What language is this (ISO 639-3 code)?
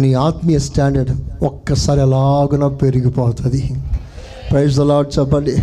tel